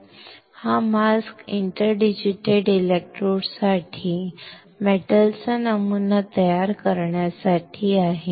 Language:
Marathi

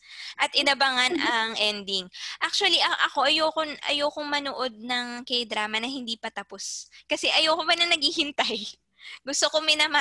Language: Filipino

